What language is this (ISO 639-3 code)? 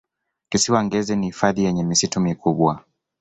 swa